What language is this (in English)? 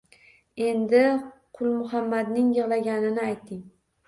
Uzbek